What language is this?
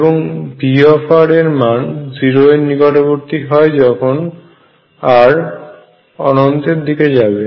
Bangla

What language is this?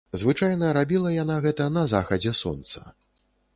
Belarusian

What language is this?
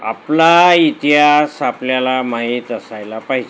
Marathi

